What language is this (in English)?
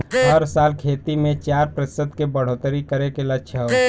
Bhojpuri